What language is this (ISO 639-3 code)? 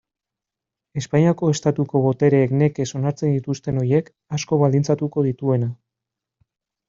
eus